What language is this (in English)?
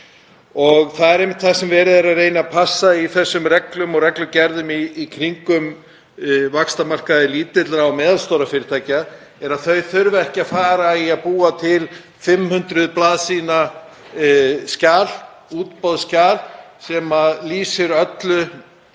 Icelandic